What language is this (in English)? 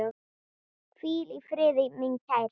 Icelandic